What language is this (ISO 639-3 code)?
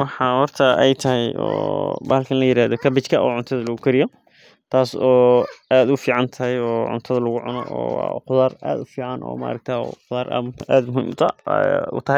som